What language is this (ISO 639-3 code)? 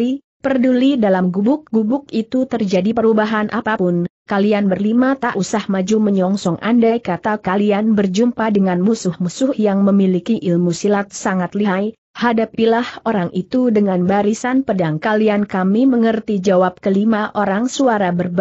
ind